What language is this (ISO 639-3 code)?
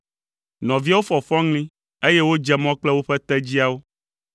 ewe